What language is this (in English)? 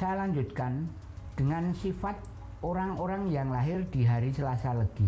Indonesian